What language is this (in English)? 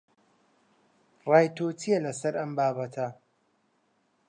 Central Kurdish